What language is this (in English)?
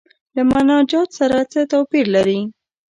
Pashto